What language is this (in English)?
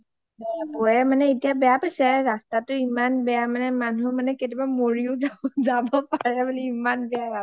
Assamese